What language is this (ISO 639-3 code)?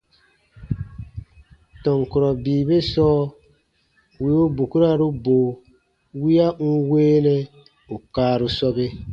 bba